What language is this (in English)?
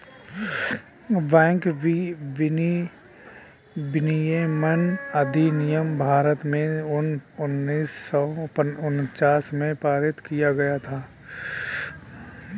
Hindi